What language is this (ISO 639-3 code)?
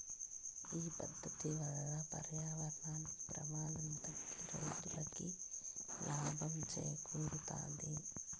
tel